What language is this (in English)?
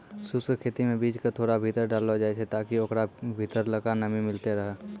Maithili